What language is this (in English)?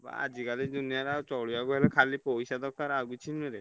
Odia